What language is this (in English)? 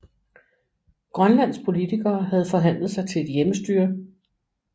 Danish